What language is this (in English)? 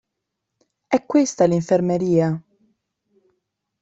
Italian